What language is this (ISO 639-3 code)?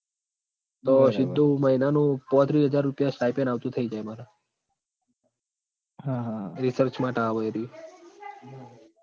guj